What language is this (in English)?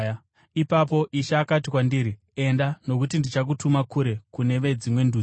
Shona